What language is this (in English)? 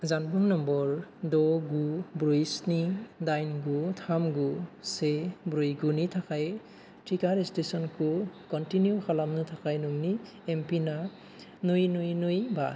Bodo